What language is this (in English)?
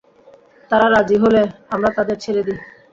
Bangla